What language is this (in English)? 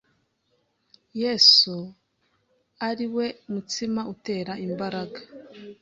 Kinyarwanda